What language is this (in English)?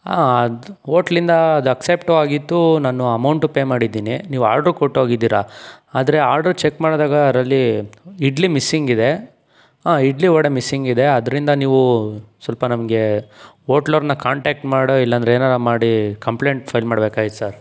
Kannada